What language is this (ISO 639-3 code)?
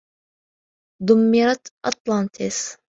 ara